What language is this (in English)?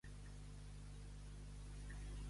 Catalan